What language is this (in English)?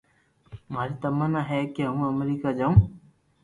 Loarki